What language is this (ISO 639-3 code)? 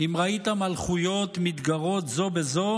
heb